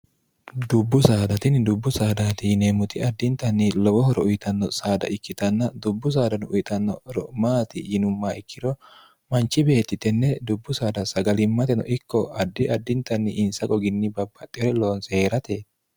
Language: Sidamo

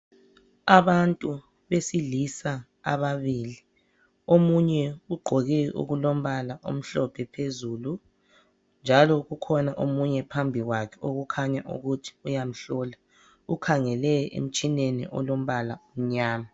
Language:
North Ndebele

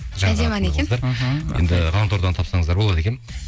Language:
Kazakh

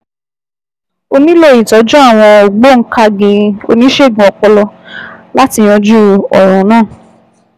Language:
Yoruba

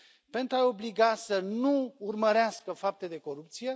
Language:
Romanian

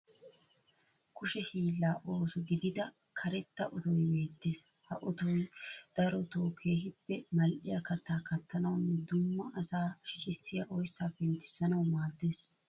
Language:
Wolaytta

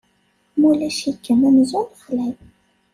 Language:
Kabyle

